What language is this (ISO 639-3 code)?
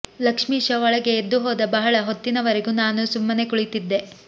kan